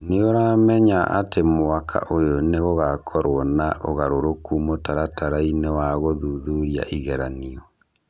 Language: Kikuyu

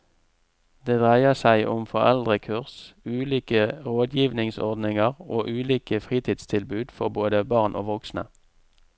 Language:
Norwegian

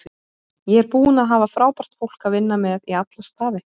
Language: Icelandic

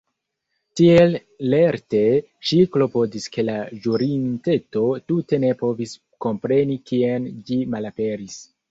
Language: Esperanto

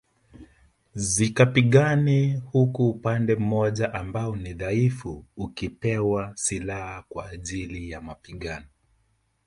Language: Swahili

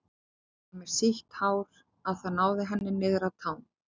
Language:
Icelandic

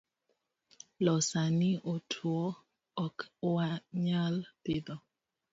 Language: Luo (Kenya and Tanzania)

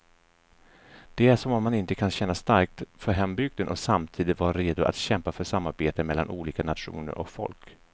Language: Swedish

